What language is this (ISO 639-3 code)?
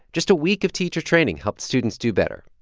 eng